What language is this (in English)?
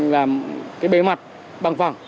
Vietnamese